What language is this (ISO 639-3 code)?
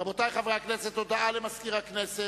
heb